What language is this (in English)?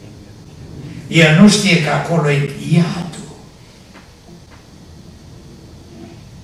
Romanian